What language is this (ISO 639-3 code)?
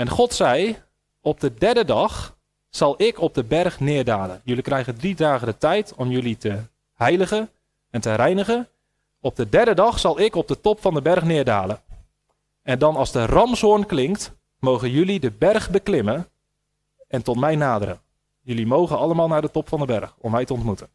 nld